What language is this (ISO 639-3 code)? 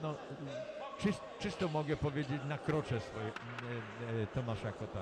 pol